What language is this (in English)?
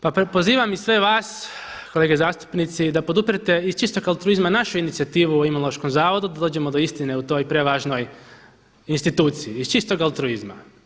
Croatian